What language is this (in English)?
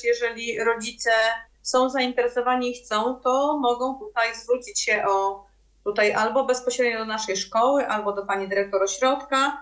Polish